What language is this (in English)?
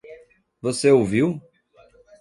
Portuguese